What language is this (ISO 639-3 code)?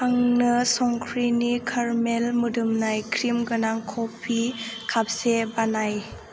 brx